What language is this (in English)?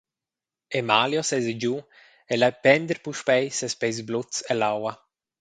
Romansh